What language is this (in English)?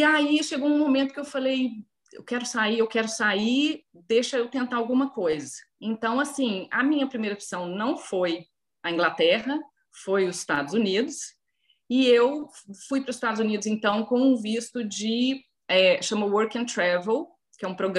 Portuguese